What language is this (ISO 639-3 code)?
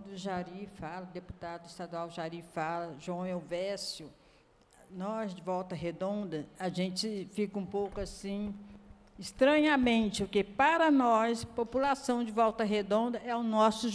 por